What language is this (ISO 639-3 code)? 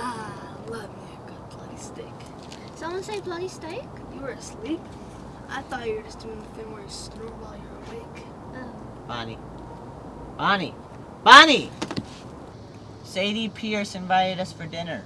eng